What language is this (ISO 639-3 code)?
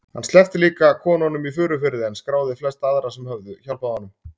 isl